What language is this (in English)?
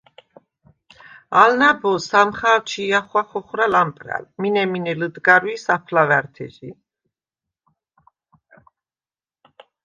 Svan